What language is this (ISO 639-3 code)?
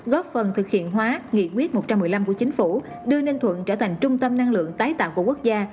vie